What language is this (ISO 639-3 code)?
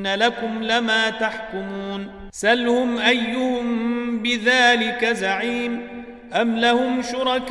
ara